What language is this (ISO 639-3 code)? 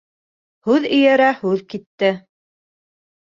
bak